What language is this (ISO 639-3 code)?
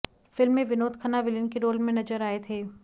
hin